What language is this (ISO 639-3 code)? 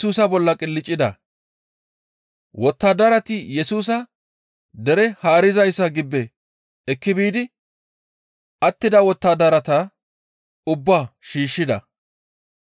gmv